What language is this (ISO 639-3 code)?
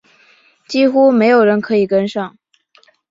zho